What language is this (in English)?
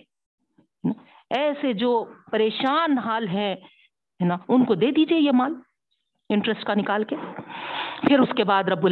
Urdu